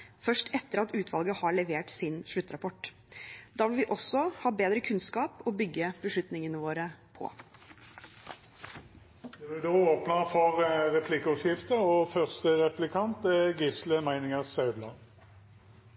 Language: Norwegian Bokmål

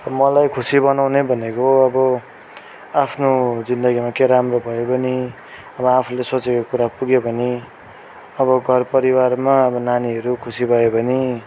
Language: Nepali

